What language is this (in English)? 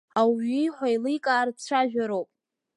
Abkhazian